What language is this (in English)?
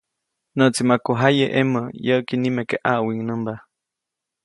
Copainalá Zoque